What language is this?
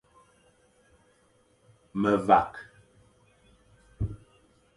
Fang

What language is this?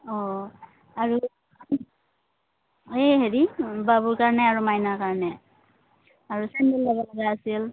Assamese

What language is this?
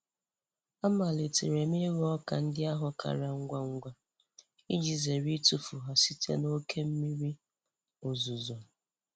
Igbo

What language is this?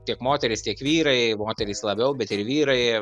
Lithuanian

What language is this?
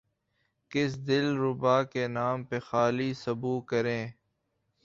Urdu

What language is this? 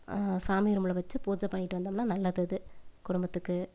Tamil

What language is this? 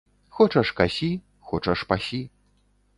Belarusian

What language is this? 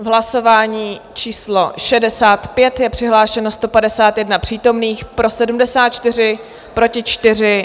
Czech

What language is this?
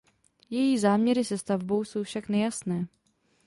Czech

